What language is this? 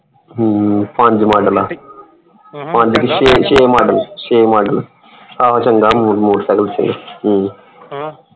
Punjabi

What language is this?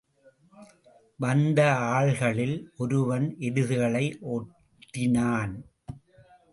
Tamil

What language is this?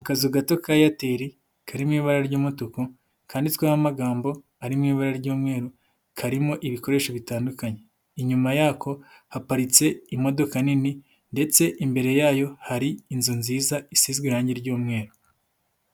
Kinyarwanda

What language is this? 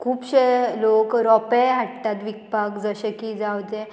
Konkani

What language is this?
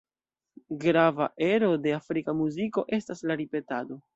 Esperanto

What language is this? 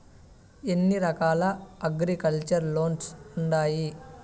Telugu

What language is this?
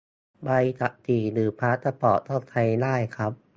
Thai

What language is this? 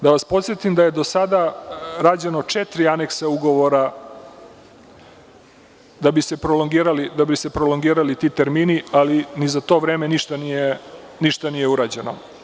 Serbian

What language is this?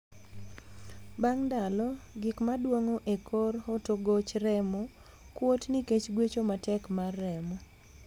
Luo (Kenya and Tanzania)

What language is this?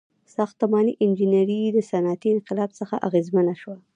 Pashto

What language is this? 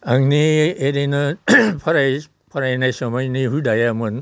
Bodo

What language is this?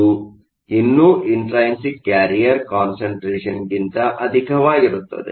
Kannada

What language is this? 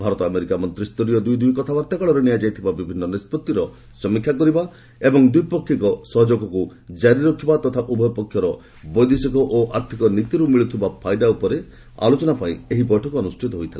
Odia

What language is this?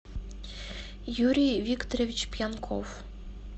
Russian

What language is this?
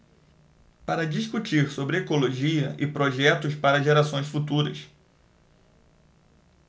Portuguese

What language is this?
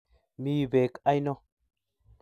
Kalenjin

